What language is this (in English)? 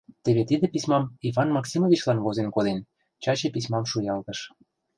Mari